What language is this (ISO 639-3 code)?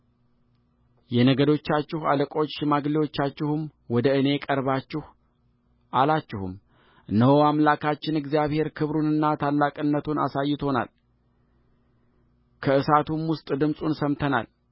amh